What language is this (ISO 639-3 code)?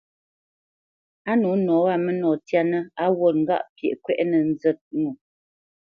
bce